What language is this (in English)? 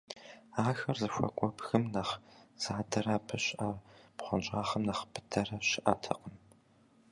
Kabardian